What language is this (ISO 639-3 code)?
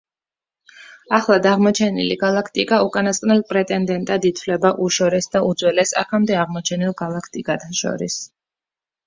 kat